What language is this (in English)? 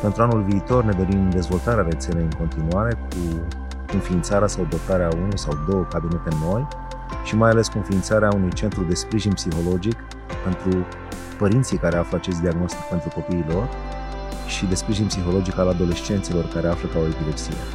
Romanian